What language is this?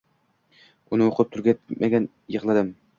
Uzbek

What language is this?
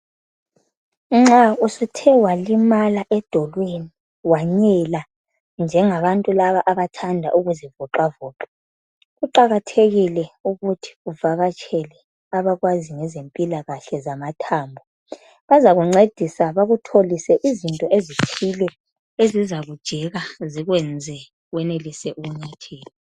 North Ndebele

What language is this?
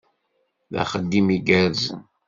Kabyle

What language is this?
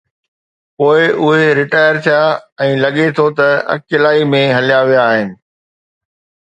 Sindhi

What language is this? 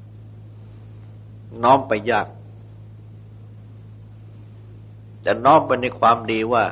Thai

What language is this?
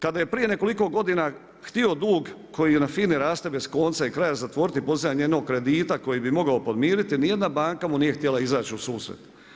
Croatian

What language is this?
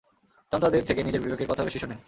Bangla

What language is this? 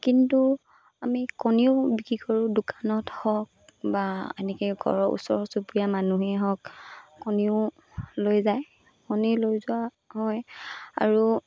Assamese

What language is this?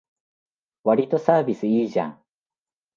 Japanese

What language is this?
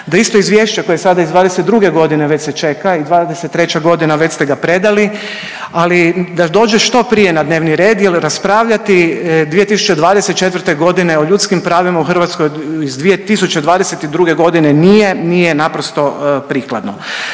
Croatian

